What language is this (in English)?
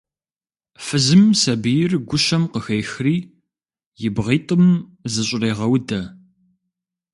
Kabardian